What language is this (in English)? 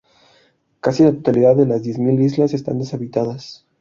Spanish